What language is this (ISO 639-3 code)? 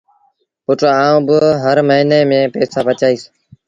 sbn